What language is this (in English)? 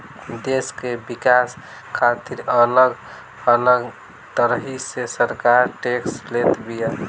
Bhojpuri